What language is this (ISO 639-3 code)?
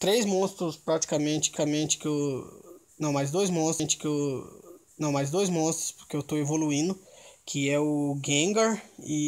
por